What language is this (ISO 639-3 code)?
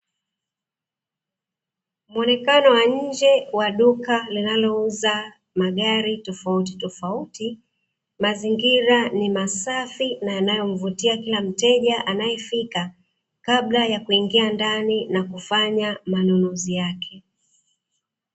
swa